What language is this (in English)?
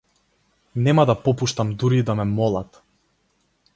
Macedonian